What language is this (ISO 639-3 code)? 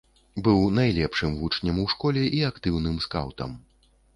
bel